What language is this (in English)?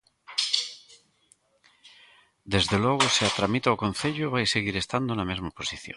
Galician